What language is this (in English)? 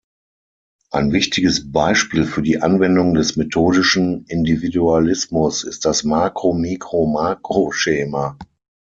German